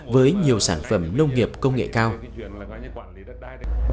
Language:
Vietnamese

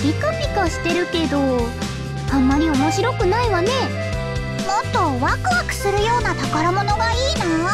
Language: Japanese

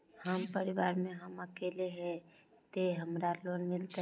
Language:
Magahi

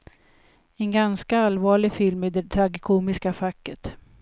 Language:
Swedish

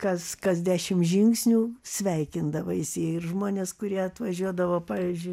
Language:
Lithuanian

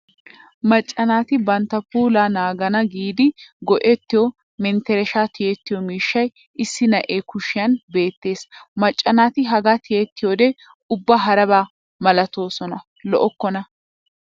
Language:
Wolaytta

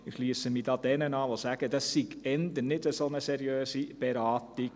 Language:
Swiss German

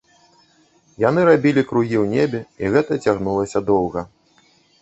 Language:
Belarusian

